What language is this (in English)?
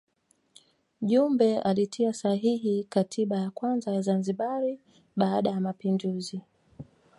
Swahili